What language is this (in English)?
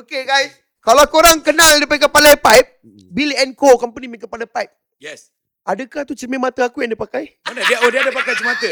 Malay